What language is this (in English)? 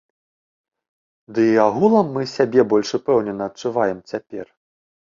Belarusian